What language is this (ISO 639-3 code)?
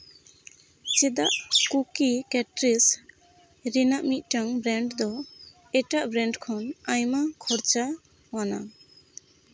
sat